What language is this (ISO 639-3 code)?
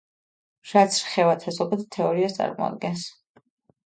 kat